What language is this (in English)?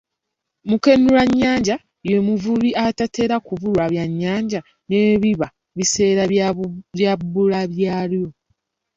Ganda